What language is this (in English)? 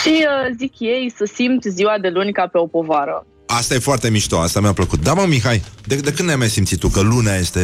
Romanian